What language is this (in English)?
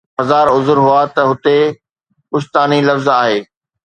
Sindhi